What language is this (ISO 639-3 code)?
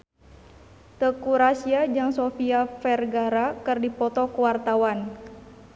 sun